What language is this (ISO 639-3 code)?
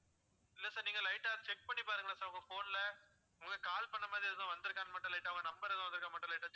tam